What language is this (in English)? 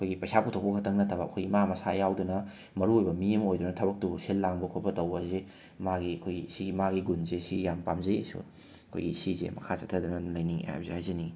Manipuri